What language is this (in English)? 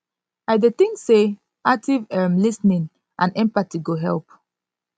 Nigerian Pidgin